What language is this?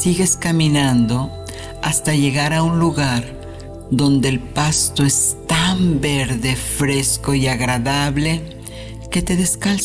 Spanish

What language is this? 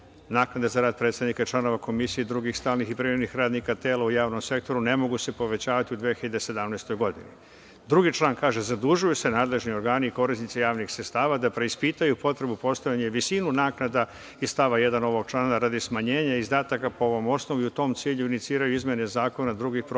Serbian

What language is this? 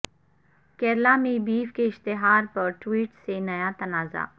Urdu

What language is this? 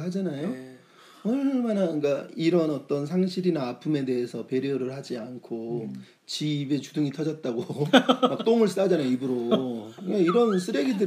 Korean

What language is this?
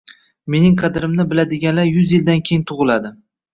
Uzbek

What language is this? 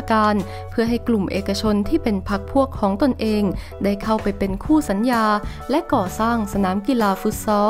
Thai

